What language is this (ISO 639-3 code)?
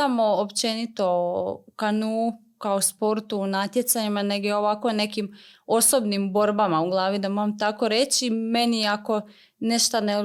hrv